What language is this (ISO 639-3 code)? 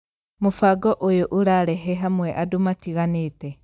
kik